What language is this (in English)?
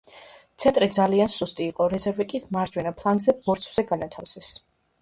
Georgian